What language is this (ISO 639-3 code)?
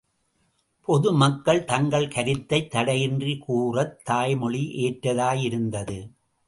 tam